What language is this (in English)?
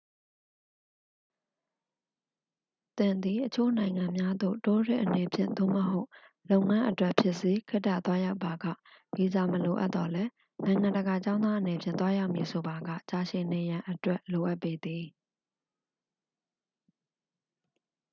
Burmese